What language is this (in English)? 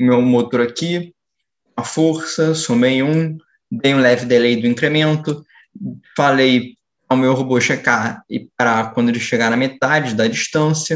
Portuguese